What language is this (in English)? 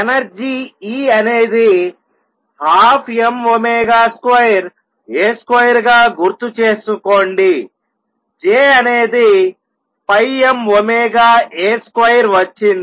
Telugu